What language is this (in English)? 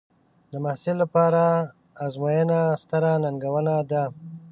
Pashto